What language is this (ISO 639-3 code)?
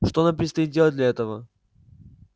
rus